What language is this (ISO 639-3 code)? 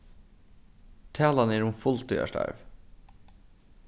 fao